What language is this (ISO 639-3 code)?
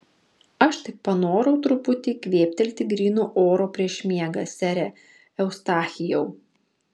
lit